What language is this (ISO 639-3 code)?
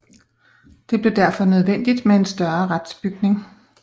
dan